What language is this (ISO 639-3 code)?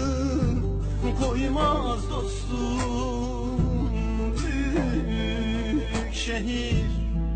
tur